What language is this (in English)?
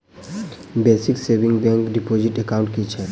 Maithili